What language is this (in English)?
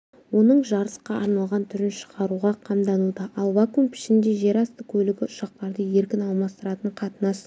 Kazakh